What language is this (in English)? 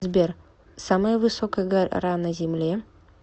Russian